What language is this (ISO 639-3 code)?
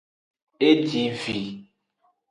ajg